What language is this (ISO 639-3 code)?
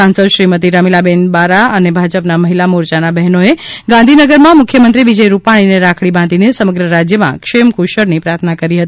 guj